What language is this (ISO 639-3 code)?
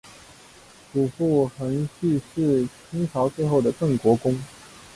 zho